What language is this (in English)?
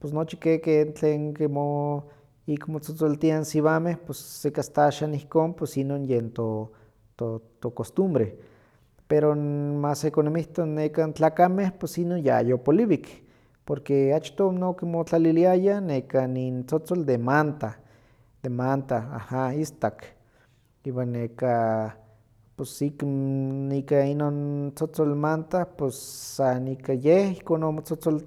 Huaxcaleca Nahuatl